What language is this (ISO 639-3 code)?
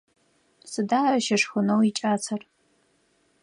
ady